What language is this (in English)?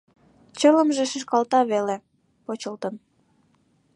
Mari